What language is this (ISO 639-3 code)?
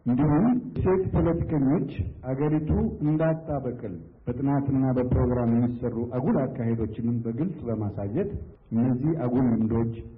amh